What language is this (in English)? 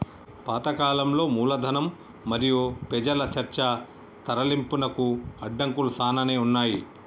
Telugu